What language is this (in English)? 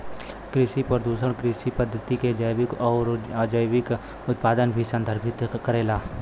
Bhojpuri